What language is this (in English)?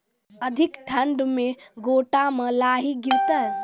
Maithili